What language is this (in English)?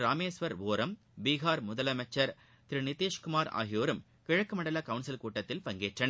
Tamil